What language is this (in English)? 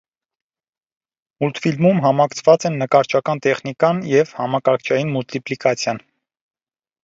Armenian